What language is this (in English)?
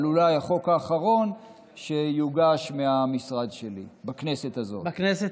Hebrew